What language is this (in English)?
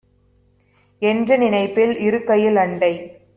Tamil